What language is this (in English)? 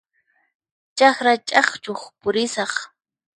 Puno Quechua